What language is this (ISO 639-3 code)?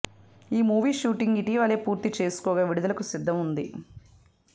tel